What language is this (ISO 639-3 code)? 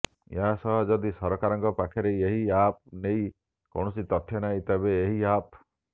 ori